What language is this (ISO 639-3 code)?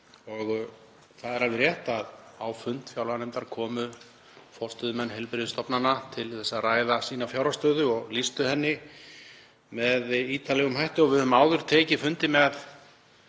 isl